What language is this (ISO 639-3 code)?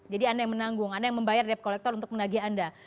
ind